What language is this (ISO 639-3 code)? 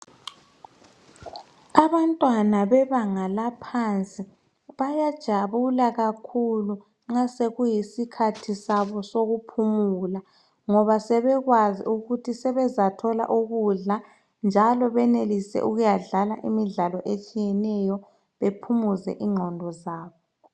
nde